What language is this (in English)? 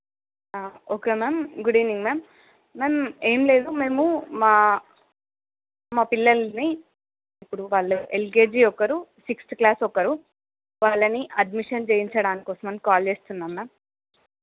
Telugu